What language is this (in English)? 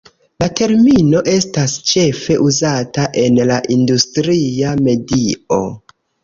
Esperanto